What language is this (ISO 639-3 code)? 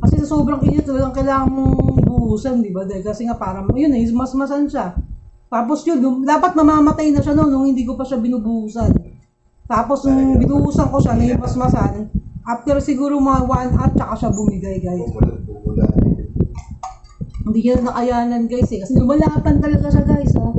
fil